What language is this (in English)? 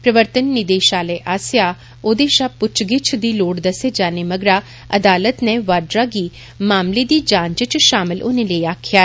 Dogri